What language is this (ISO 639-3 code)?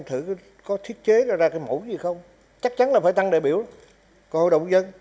vie